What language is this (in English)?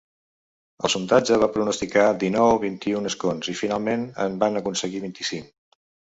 Catalan